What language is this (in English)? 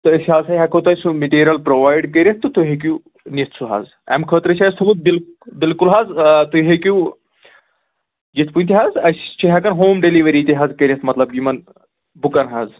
Kashmiri